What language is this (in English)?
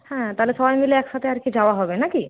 Bangla